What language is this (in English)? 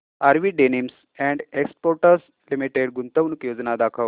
Marathi